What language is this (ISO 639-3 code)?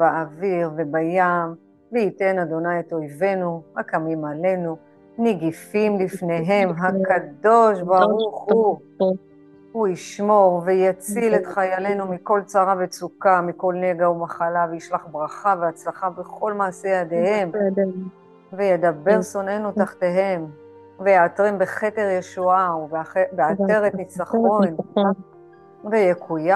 heb